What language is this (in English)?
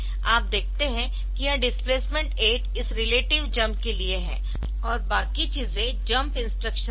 Hindi